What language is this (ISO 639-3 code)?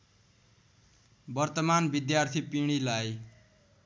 nep